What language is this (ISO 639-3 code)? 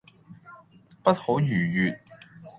yue